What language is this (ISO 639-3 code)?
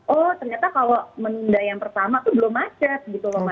ind